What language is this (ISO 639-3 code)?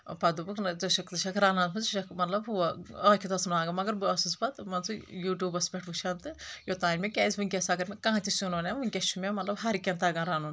kas